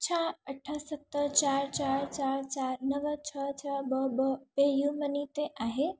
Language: Sindhi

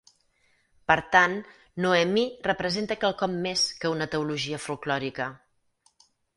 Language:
Catalan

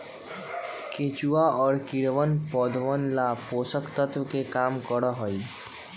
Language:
Magahi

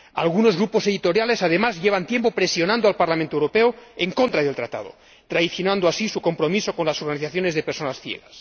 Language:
Spanish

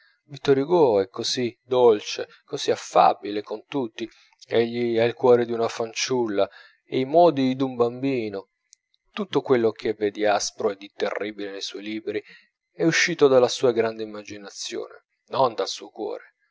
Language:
Italian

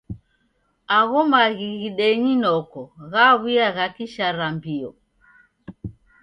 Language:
Taita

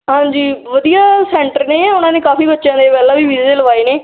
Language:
Punjabi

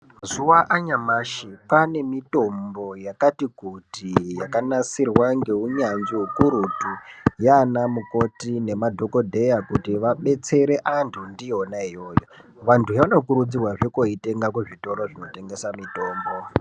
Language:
Ndau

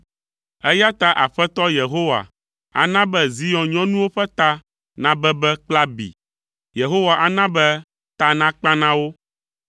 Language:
Ewe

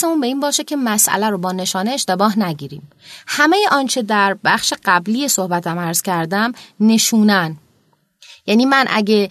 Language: Persian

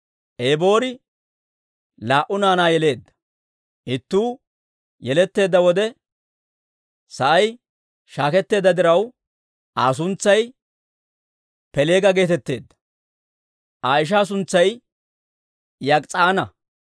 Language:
Dawro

